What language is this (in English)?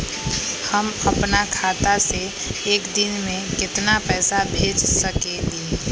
Magahi